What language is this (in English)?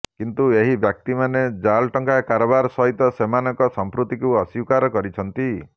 Odia